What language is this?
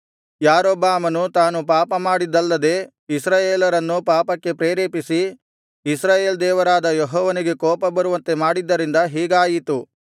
Kannada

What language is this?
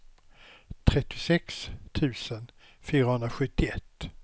Swedish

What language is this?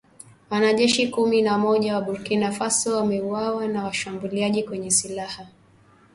Swahili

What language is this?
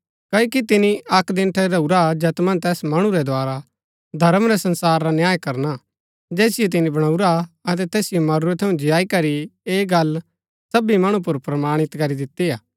Gaddi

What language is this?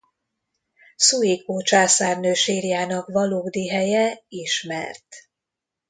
Hungarian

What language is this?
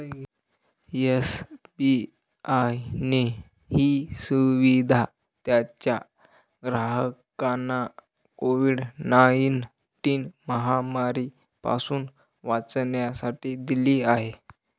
Marathi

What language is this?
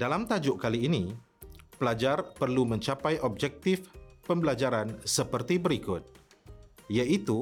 Malay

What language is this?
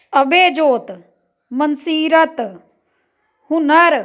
Punjabi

